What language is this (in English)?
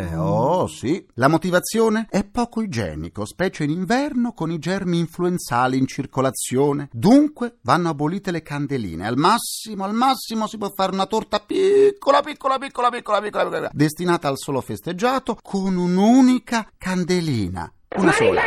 Italian